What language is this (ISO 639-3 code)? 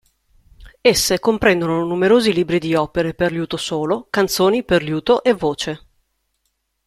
ita